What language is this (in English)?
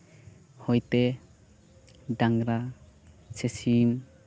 Santali